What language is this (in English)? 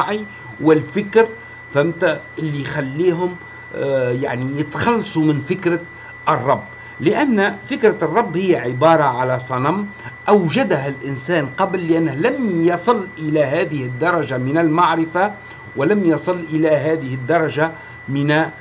Arabic